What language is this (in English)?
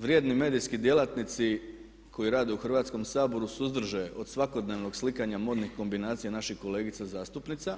Croatian